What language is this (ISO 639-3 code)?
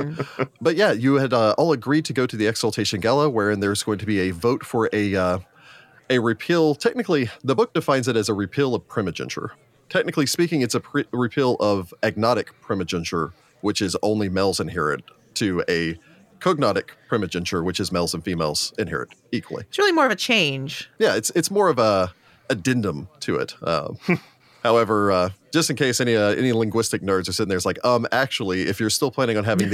eng